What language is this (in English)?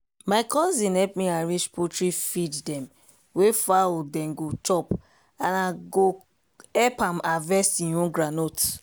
Nigerian Pidgin